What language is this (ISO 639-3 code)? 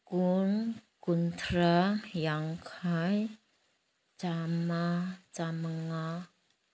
mni